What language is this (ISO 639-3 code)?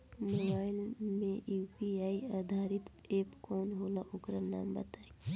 bho